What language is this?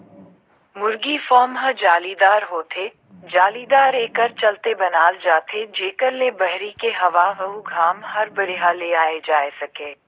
Chhattisgarhi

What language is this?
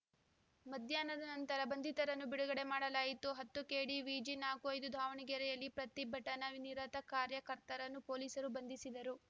Kannada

